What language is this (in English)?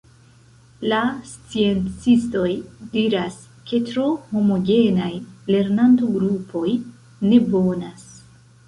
Esperanto